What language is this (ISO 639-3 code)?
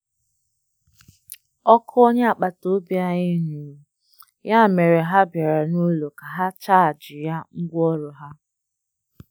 ibo